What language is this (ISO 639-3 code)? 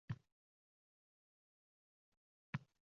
uzb